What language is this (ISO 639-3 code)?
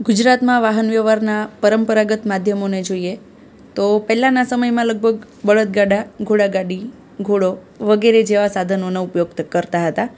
guj